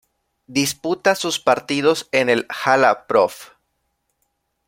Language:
Spanish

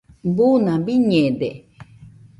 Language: Nüpode Huitoto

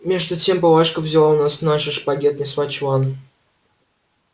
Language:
Russian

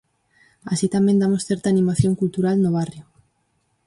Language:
Galician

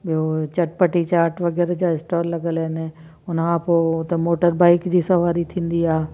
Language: Sindhi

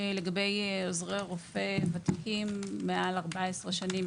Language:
Hebrew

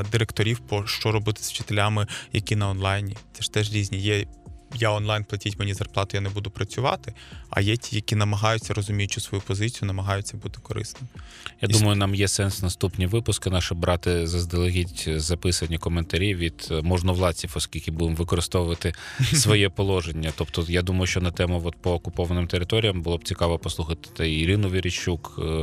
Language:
Ukrainian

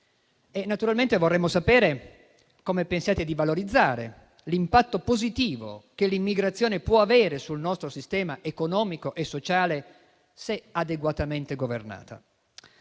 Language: Italian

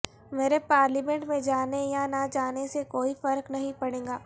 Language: Urdu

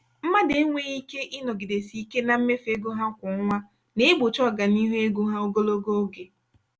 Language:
Igbo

